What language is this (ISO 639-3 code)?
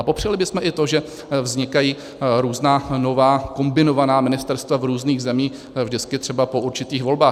ces